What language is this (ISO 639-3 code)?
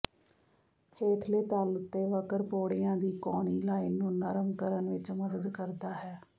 pan